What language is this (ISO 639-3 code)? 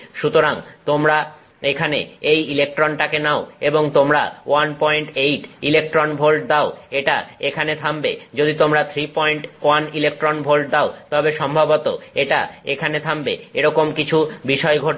ben